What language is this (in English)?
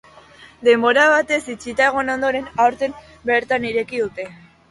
Basque